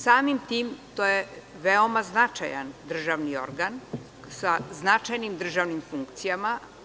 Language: Serbian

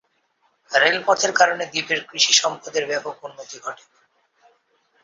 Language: Bangla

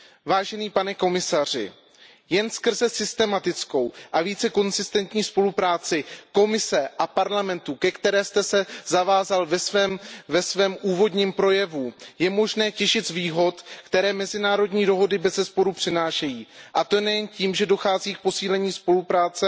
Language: Czech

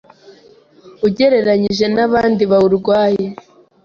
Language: Kinyarwanda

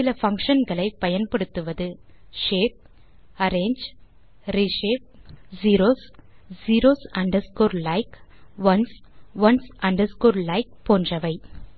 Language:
Tamil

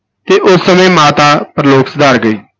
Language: Punjabi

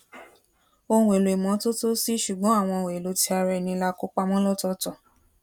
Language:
Yoruba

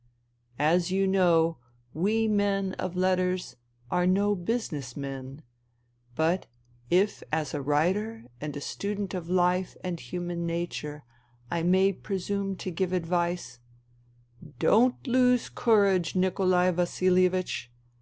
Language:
English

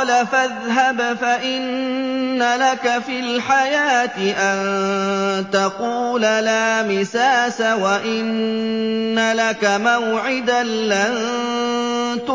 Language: Arabic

